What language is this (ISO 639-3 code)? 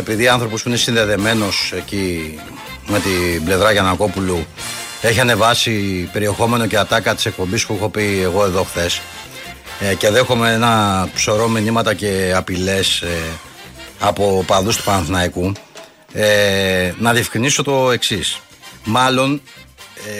ell